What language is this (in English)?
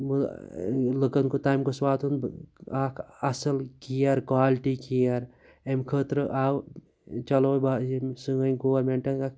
Kashmiri